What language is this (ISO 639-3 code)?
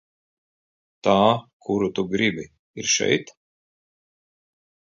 lav